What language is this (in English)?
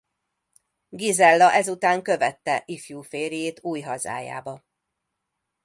Hungarian